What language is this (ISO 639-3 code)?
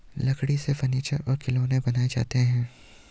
hin